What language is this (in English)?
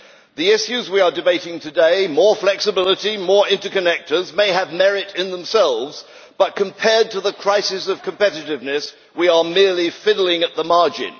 English